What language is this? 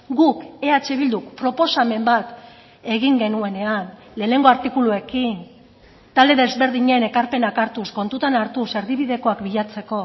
Basque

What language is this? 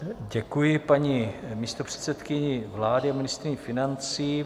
Czech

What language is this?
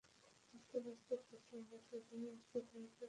Bangla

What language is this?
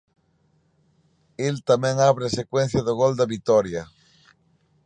Galician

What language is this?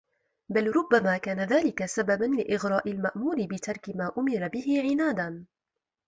Arabic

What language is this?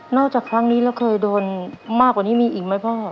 Thai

